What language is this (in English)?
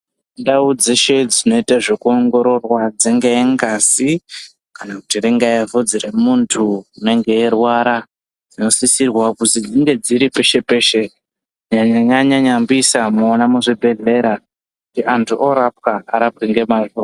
Ndau